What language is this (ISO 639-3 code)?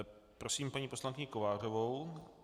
ces